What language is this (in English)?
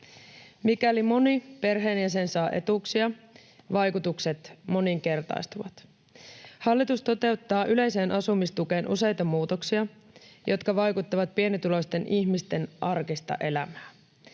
Finnish